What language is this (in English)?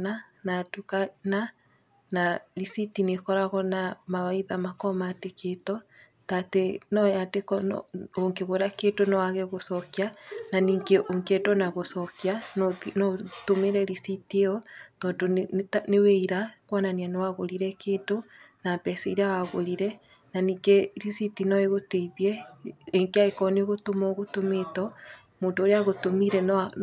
Kikuyu